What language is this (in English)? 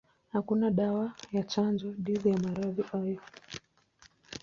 Swahili